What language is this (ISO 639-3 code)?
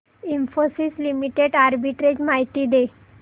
mar